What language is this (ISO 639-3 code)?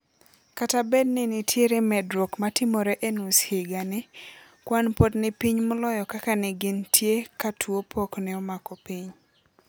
luo